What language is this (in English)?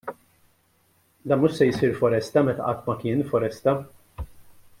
Maltese